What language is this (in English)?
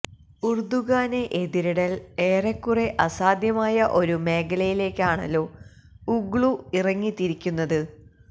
Malayalam